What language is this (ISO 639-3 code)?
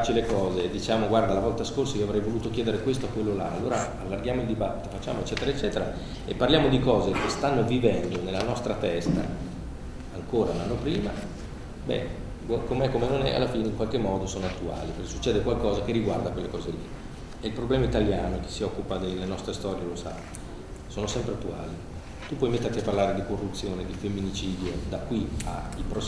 ita